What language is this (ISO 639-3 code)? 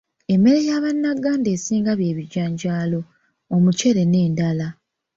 lug